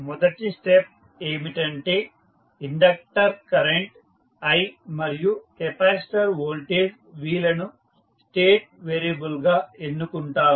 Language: Telugu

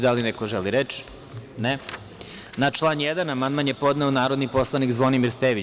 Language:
Serbian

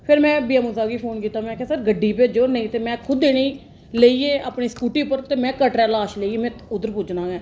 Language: Dogri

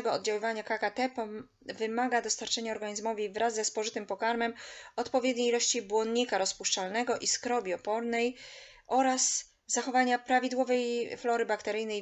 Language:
Polish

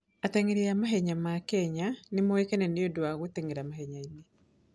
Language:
Kikuyu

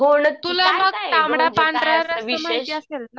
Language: Marathi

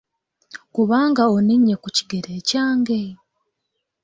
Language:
Ganda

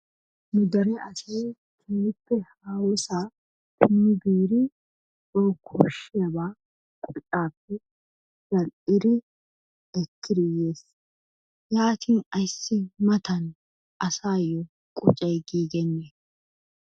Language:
Wolaytta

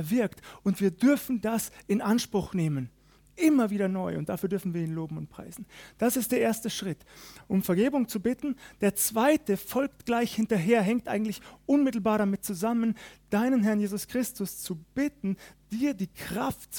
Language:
German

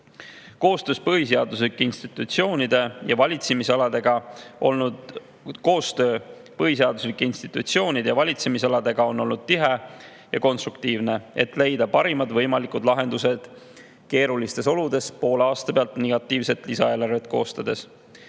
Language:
Estonian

